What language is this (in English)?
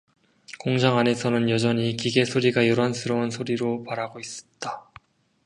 Korean